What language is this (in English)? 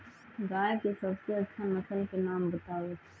Magahi